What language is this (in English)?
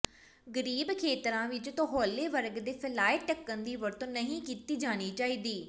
Punjabi